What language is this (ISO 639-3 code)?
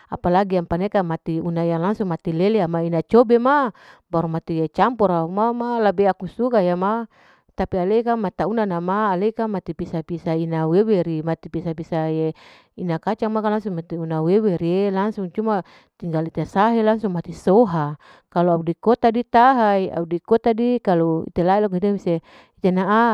alo